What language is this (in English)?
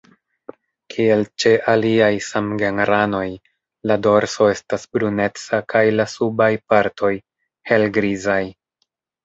Esperanto